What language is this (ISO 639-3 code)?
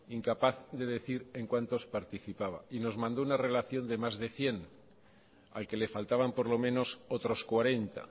spa